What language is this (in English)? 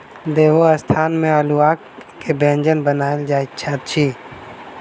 Maithili